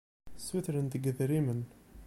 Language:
Kabyle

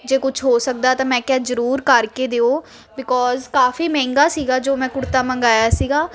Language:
Punjabi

